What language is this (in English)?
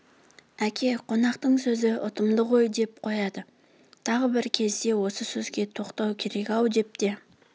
Kazakh